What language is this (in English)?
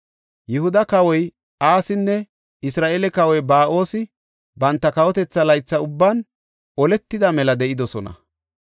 Gofa